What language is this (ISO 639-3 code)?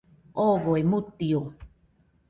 hux